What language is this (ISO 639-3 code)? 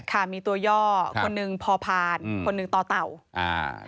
tha